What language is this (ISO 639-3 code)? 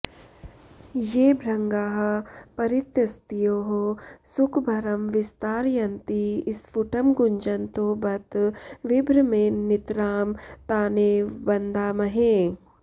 san